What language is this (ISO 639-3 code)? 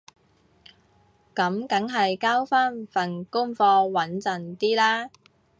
yue